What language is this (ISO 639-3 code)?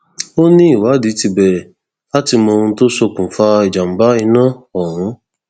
yor